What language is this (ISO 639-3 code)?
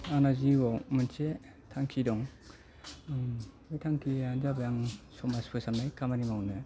brx